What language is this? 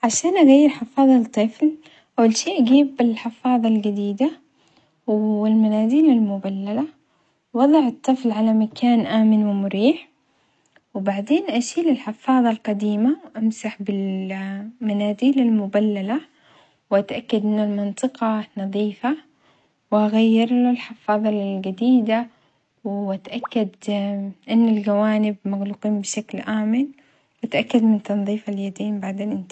Omani Arabic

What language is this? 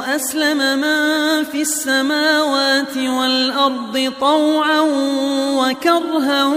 Arabic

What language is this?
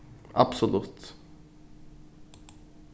Faroese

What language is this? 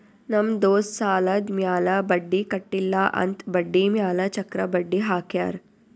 Kannada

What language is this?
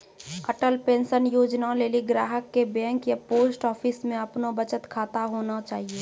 Maithili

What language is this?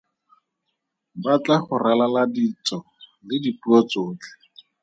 Tswana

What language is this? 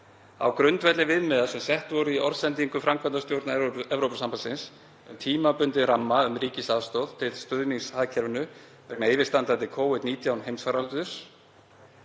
Icelandic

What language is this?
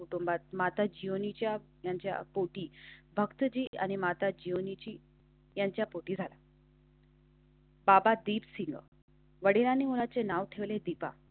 Marathi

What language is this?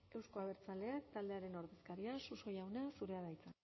Basque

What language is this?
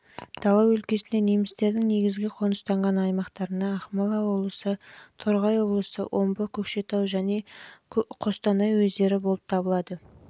Kazakh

